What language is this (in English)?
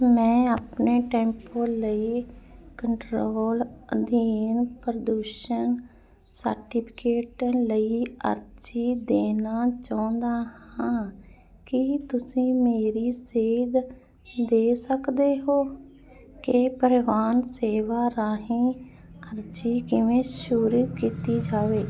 Punjabi